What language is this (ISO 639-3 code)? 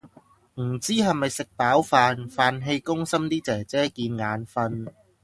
yue